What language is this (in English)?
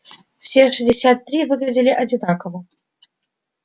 Russian